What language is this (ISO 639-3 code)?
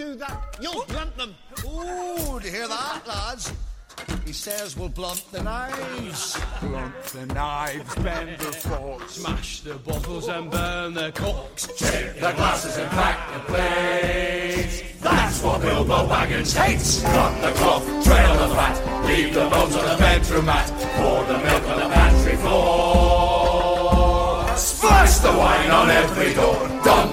pol